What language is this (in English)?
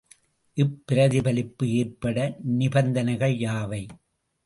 Tamil